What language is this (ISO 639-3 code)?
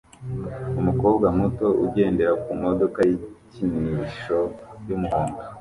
kin